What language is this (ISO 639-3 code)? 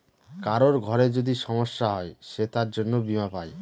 ben